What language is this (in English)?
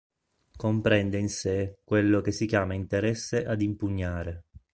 Italian